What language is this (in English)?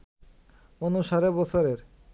Bangla